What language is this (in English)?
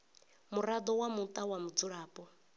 Venda